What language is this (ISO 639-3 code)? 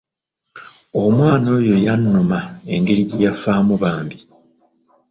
lug